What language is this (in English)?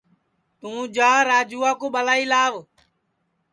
Sansi